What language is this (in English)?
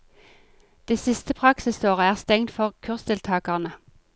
Norwegian